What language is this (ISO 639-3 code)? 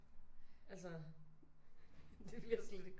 dan